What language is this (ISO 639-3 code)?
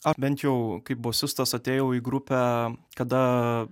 lit